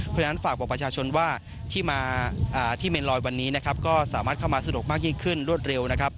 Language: Thai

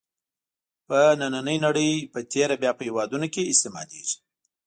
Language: Pashto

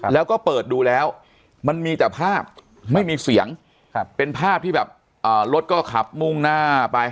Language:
Thai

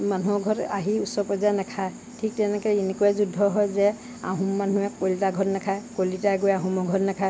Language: Assamese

